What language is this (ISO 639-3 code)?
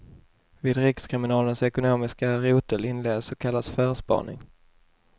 swe